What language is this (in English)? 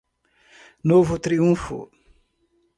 Portuguese